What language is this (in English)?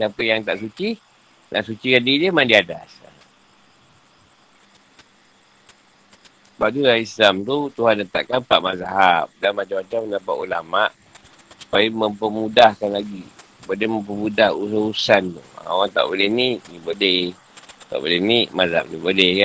Malay